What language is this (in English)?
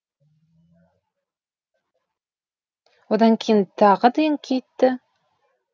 Kazakh